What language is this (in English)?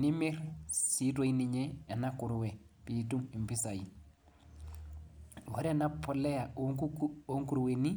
Masai